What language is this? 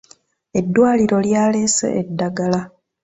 Ganda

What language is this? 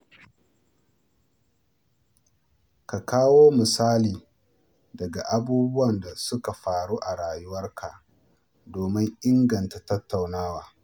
Hausa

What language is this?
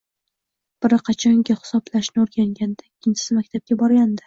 Uzbek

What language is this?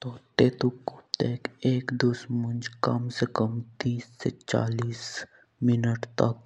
Jaunsari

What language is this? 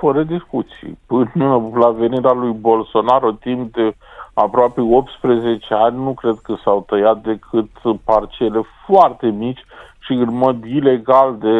Romanian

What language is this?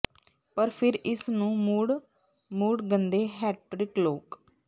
Punjabi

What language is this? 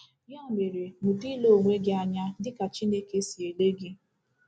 Igbo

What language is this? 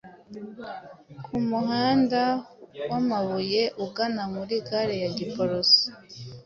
Kinyarwanda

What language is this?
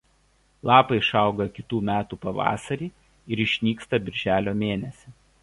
Lithuanian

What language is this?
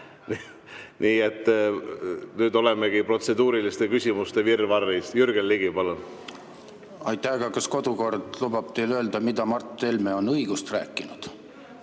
Estonian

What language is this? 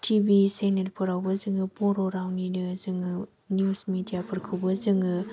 Bodo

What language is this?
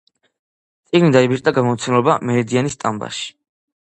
Georgian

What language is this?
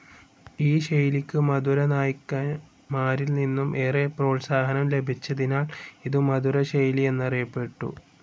Malayalam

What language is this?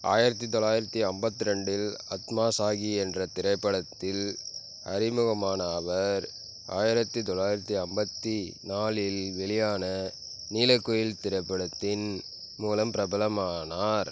Tamil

